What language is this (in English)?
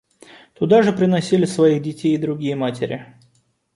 Russian